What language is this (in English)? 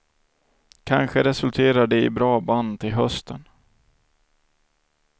Swedish